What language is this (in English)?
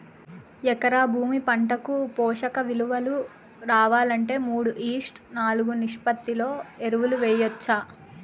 Telugu